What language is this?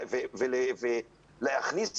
Hebrew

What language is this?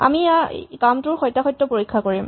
Assamese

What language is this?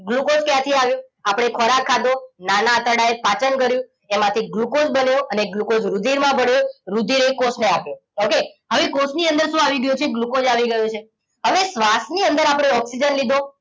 Gujarati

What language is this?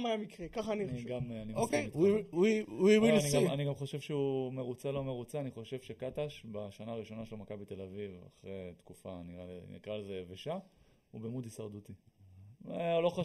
Hebrew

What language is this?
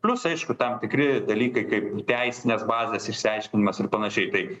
Lithuanian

